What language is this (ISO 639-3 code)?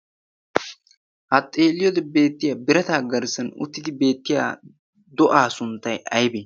wal